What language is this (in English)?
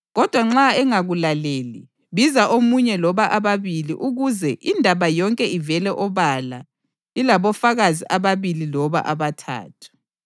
North Ndebele